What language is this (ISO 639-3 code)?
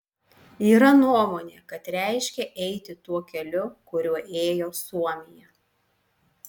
lit